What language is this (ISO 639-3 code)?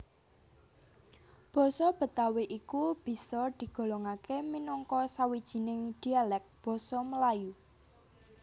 jav